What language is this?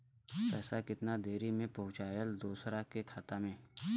Bhojpuri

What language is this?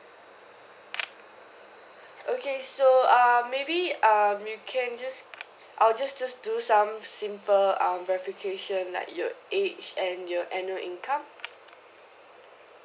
English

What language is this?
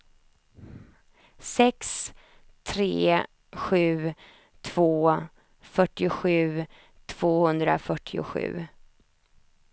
Swedish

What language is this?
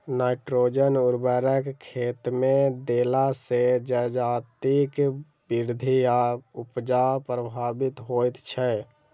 Maithili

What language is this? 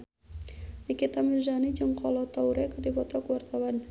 Sundanese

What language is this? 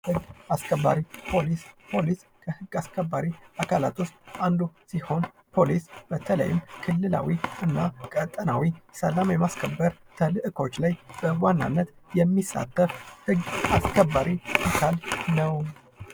Amharic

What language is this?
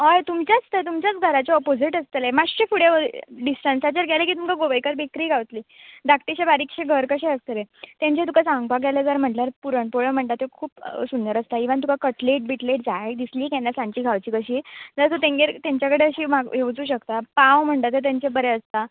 Konkani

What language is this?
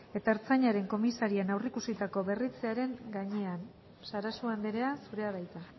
Basque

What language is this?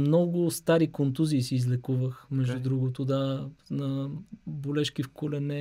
Bulgarian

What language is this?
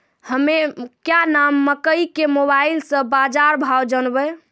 Maithili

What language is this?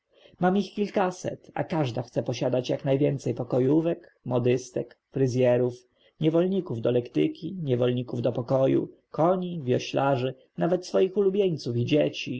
Polish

